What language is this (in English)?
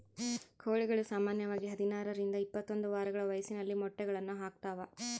Kannada